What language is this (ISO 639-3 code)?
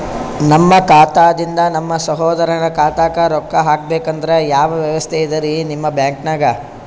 kan